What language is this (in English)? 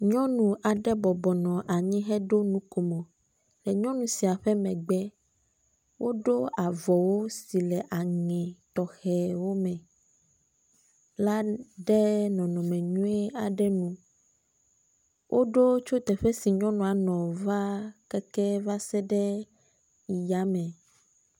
Ewe